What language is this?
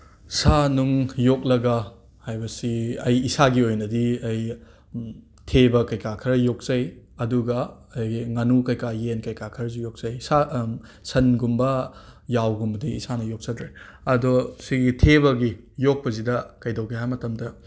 Manipuri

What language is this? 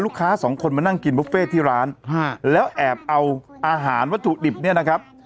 Thai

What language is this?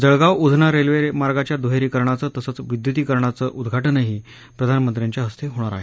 Marathi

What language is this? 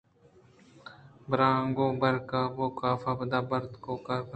Eastern Balochi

